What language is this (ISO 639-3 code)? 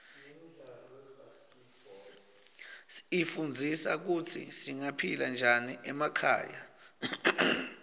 ssw